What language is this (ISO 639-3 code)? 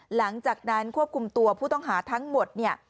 tha